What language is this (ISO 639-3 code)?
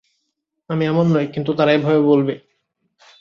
ben